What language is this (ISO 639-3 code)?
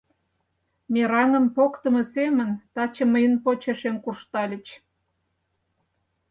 chm